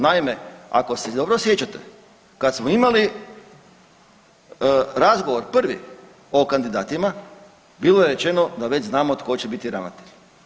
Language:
Croatian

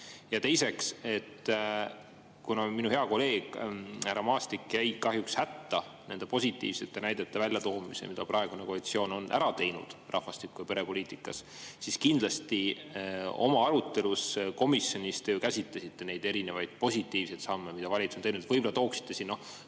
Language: Estonian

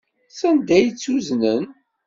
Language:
Kabyle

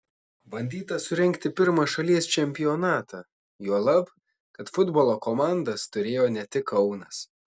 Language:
Lithuanian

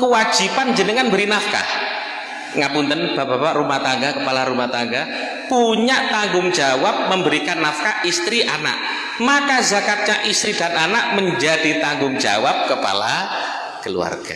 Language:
Indonesian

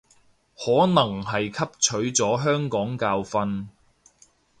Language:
Cantonese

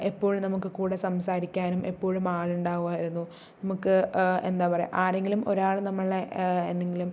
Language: Malayalam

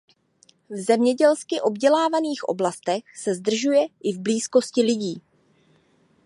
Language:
Czech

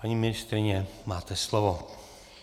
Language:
Czech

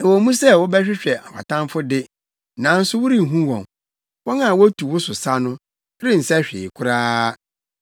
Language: Akan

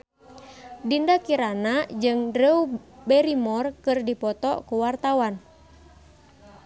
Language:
Sundanese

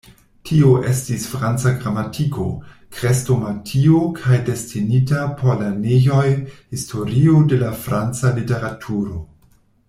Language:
Esperanto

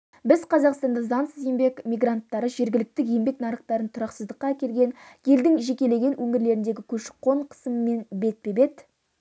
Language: Kazakh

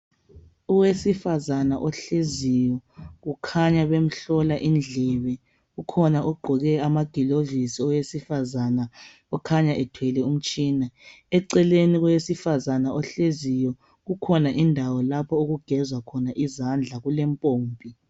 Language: North Ndebele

